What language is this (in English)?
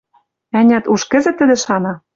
Western Mari